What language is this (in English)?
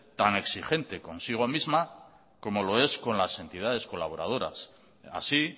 Spanish